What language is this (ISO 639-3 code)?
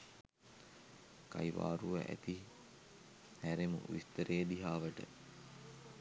sin